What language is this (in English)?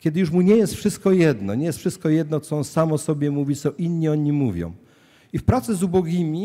Polish